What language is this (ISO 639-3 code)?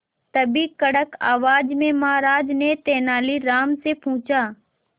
hin